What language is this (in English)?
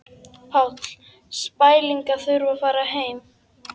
Icelandic